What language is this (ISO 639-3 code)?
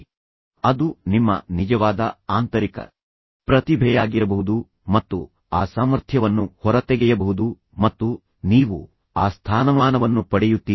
kan